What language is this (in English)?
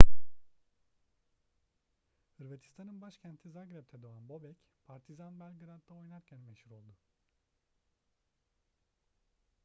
Turkish